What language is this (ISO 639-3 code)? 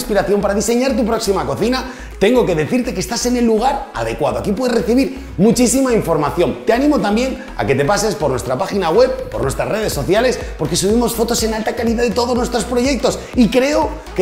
spa